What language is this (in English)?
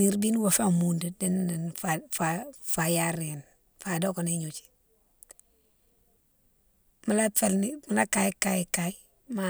Mansoanka